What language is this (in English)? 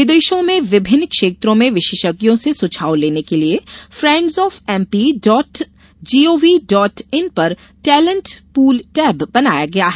Hindi